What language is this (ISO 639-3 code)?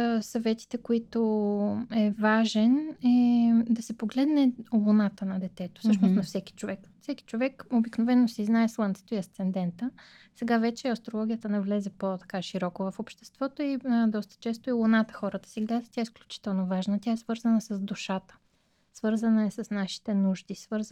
bul